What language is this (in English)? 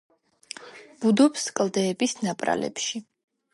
Georgian